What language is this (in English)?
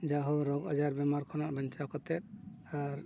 Santali